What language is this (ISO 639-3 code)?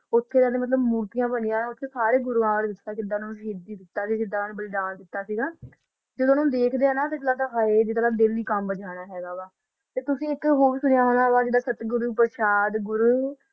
pan